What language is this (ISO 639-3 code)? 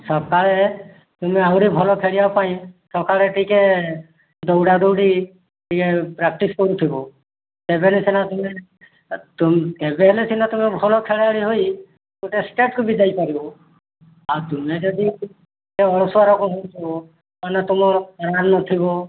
ori